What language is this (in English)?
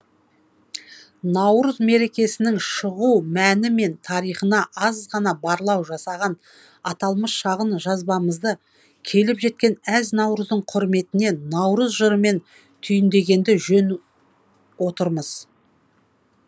Kazakh